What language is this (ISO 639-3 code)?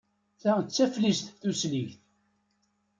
kab